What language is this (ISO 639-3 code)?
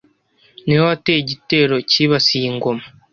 kin